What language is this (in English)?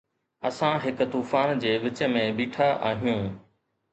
Sindhi